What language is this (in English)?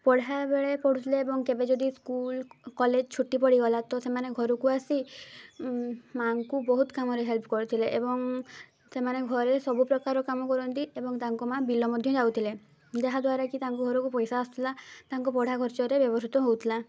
Odia